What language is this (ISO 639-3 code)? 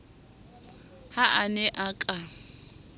sot